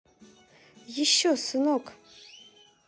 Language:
Russian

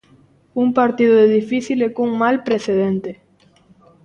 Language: Galician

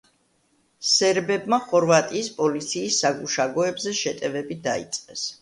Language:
Georgian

